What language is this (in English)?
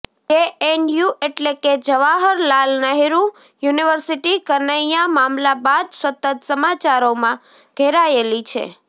Gujarati